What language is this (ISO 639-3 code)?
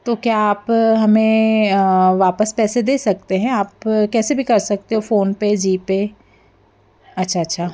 hin